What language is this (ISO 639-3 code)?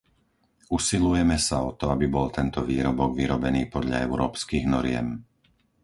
slk